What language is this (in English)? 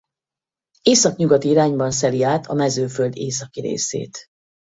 Hungarian